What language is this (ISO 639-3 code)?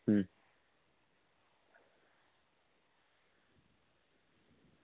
guj